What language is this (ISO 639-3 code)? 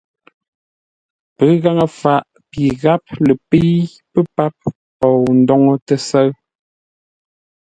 nla